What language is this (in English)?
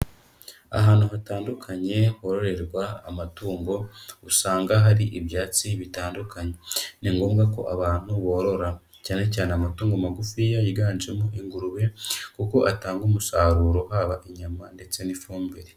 Kinyarwanda